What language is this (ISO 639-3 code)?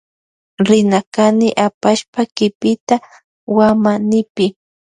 qvj